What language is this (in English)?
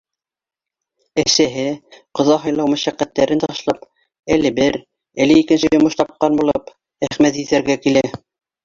Bashkir